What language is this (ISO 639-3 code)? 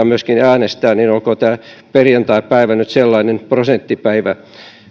fin